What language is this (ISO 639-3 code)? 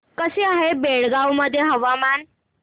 mar